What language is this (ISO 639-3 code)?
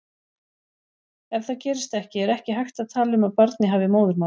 isl